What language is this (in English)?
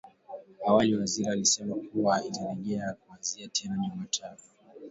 Swahili